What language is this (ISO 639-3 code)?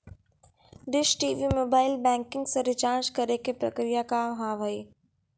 mai